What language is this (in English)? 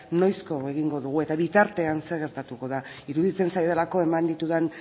Basque